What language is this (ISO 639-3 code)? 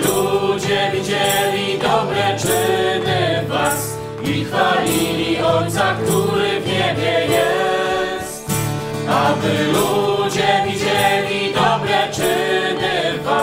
pol